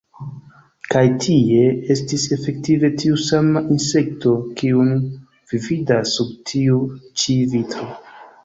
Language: Esperanto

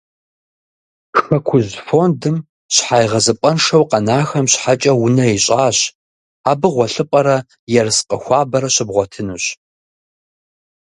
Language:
Kabardian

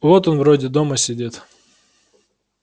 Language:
Russian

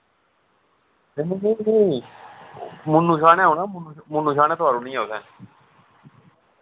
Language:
Dogri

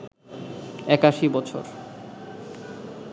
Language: Bangla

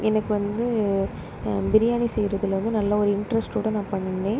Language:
Tamil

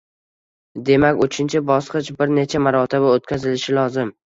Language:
Uzbek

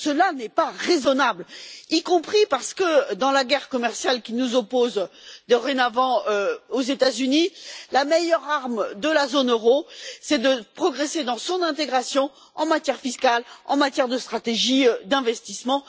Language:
French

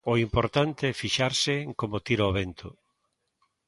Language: Galician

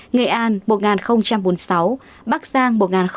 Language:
Vietnamese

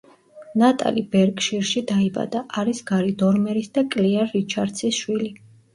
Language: Georgian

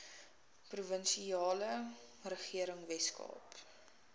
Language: Afrikaans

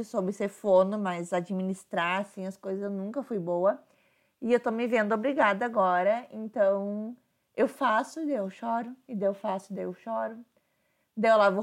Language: Portuguese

